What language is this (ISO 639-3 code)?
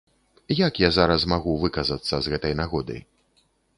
bel